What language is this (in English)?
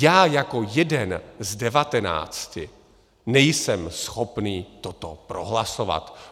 Czech